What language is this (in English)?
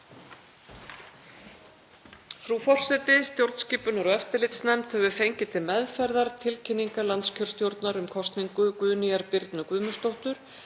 Icelandic